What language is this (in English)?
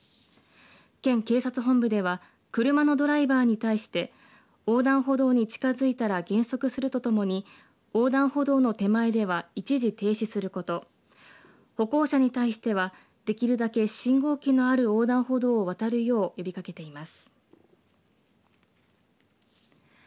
Japanese